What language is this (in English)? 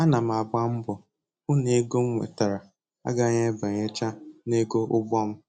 Igbo